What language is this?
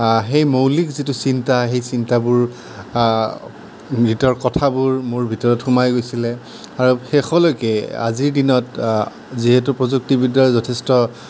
Assamese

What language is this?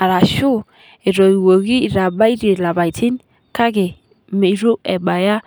Masai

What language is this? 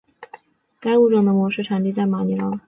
Chinese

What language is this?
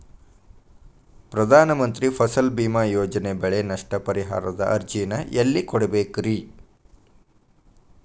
Kannada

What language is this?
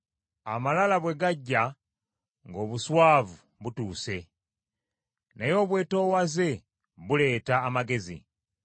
Ganda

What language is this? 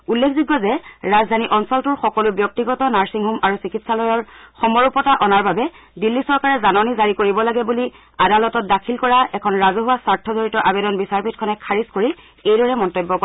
Assamese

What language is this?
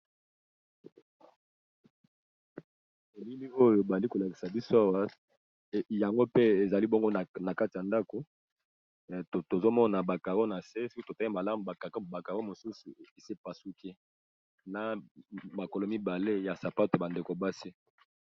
Lingala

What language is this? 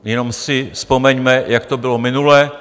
Czech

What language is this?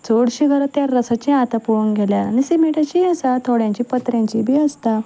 Konkani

